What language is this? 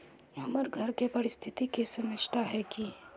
Magahi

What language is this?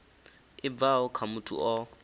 Venda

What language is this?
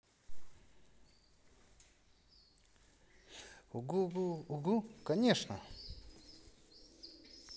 Russian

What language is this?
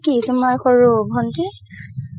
Assamese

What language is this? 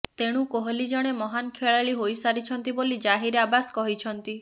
Odia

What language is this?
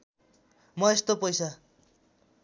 Nepali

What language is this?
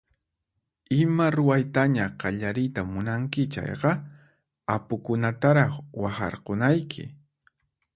Puno Quechua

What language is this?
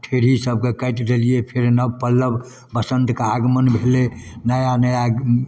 Maithili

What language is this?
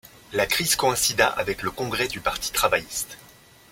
French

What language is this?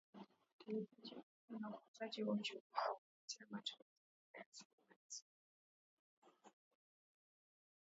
Swahili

